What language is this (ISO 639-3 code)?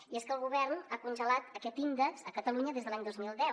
cat